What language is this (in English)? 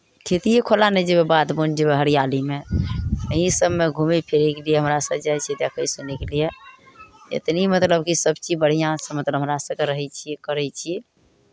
Maithili